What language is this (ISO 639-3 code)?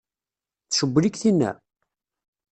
kab